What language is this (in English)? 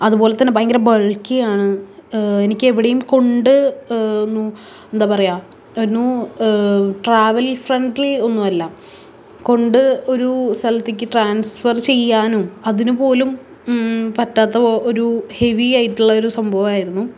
Malayalam